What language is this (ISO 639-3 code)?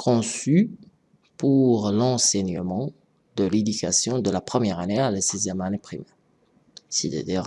fra